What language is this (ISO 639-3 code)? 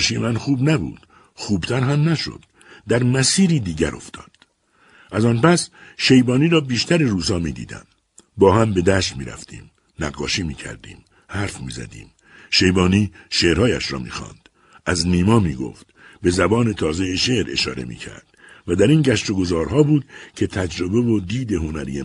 fas